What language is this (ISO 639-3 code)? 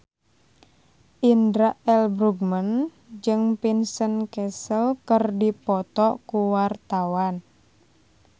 sun